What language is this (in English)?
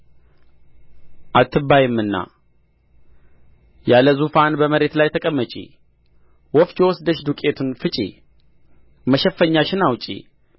Amharic